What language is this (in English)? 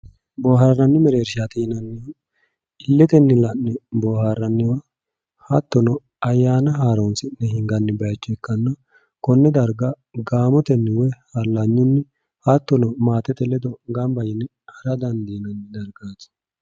Sidamo